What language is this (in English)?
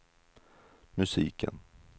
Swedish